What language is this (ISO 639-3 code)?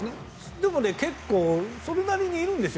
jpn